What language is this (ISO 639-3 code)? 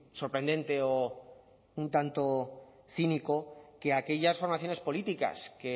spa